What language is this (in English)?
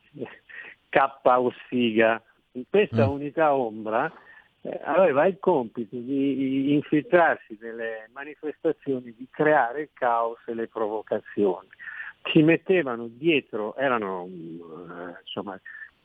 Italian